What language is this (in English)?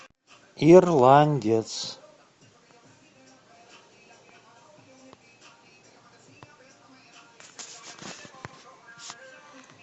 Russian